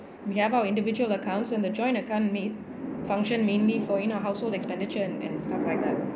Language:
English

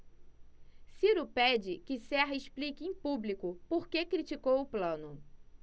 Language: Portuguese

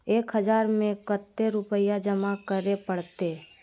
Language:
Magahi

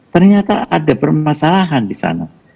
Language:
Indonesian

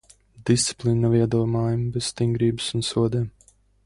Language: Latvian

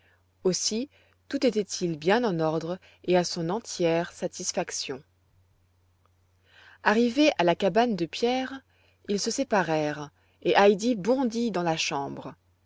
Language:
French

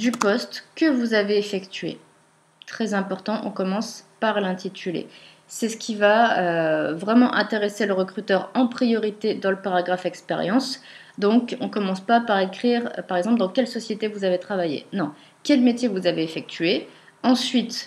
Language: French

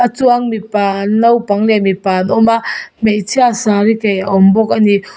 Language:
Mizo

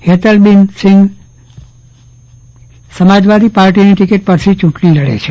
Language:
Gujarati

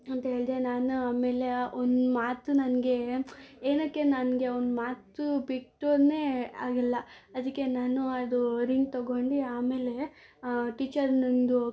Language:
Kannada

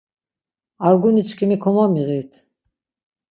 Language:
Laz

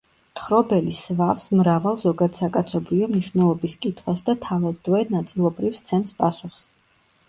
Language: Georgian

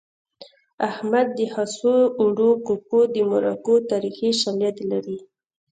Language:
Pashto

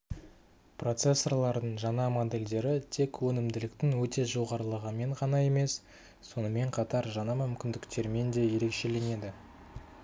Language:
Kazakh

